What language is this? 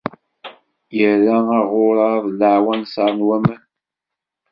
Kabyle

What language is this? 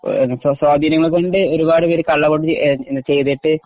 Malayalam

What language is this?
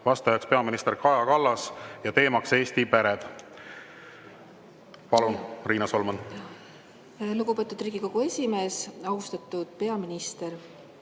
Estonian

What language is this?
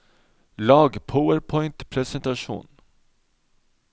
Norwegian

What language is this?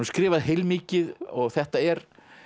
Icelandic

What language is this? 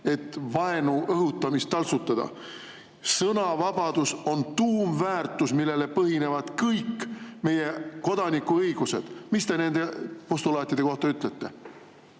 Estonian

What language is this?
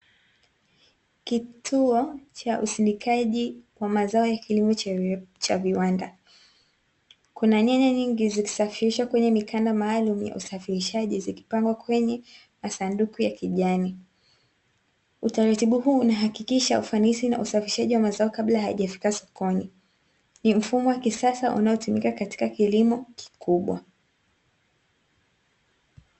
Swahili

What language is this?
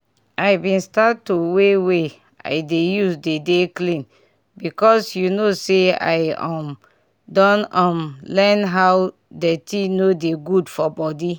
Nigerian Pidgin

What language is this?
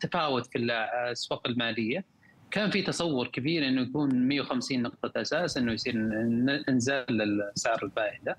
Arabic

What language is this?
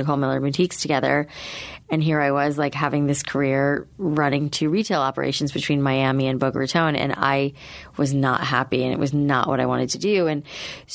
English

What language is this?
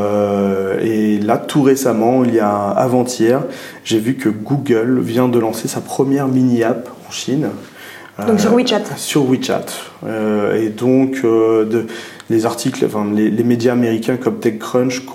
French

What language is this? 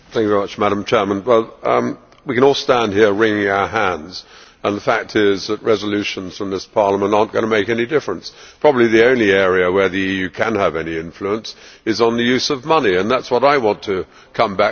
English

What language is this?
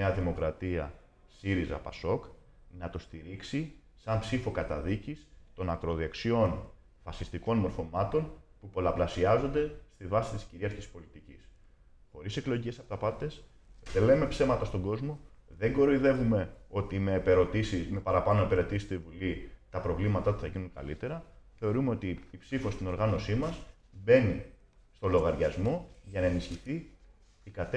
Greek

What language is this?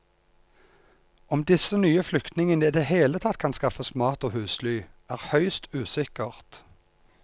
Norwegian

